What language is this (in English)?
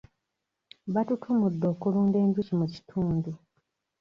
Ganda